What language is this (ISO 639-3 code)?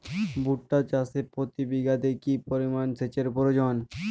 ben